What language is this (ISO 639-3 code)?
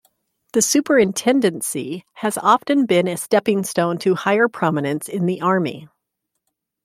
eng